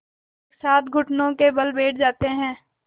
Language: Hindi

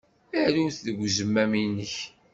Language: Kabyle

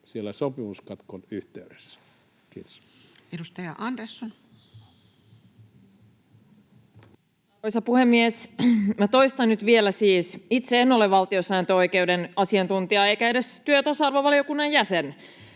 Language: Finnish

